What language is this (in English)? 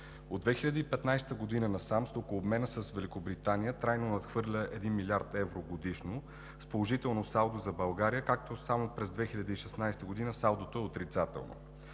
Bulgarian